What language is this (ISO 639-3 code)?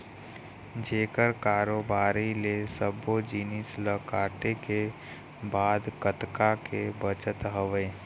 hne